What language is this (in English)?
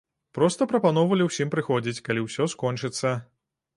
Belarusian